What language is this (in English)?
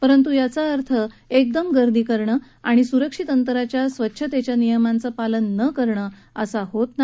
Marathi